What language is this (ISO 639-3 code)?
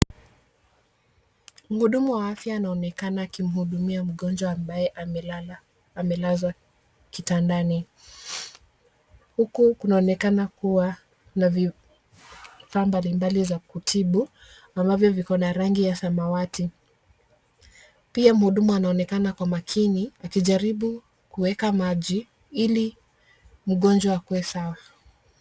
swa